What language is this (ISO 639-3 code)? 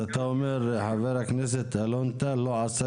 heb